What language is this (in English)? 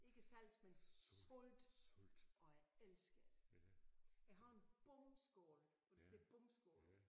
Danish